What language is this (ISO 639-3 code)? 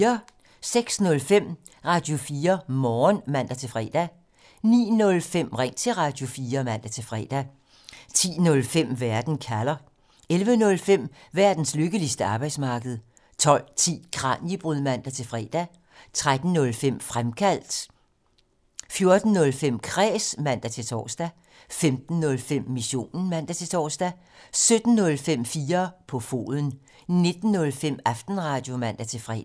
dan